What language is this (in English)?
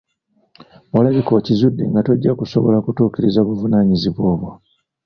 Ganda